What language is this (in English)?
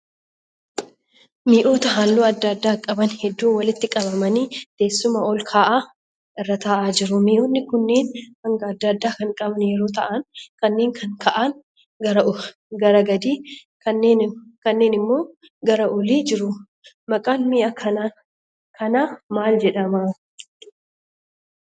Oromo